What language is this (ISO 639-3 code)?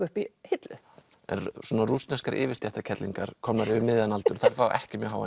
isl